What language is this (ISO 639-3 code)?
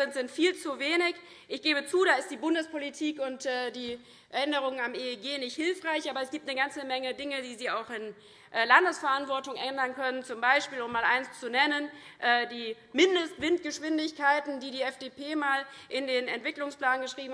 deu